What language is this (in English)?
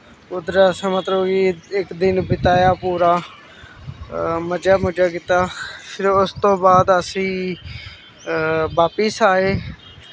Dogri